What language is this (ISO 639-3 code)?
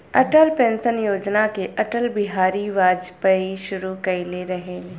bho